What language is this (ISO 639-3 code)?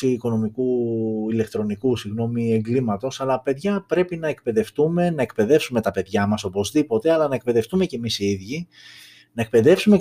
ell